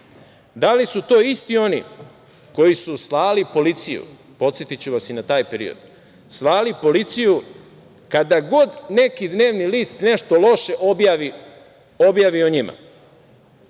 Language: Serbian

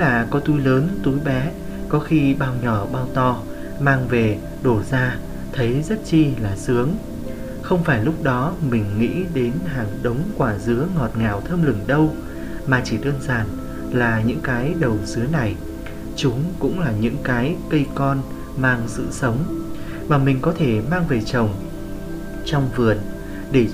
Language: Vietnamese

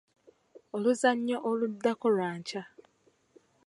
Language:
Ganda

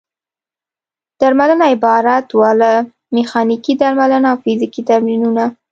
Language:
Pashto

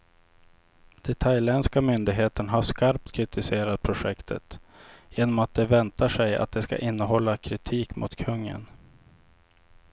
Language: Swedish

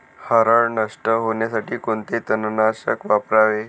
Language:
Marathi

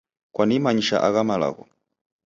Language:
Taita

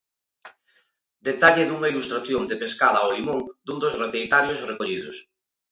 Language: Galician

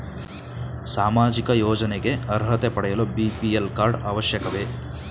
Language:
Kannada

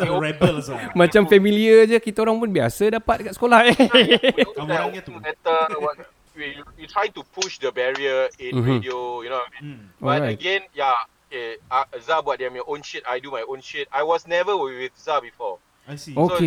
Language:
Malay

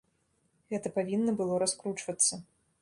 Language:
Belarusian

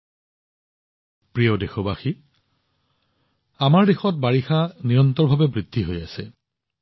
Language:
Assamese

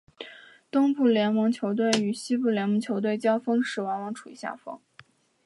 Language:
Chinese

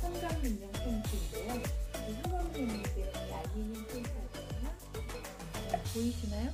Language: Korean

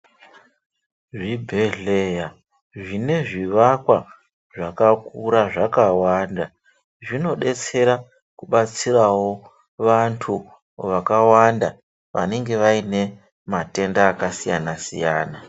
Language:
Ndau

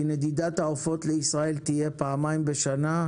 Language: Hebrew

